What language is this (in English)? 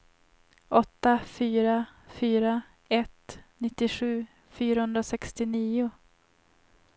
Swedish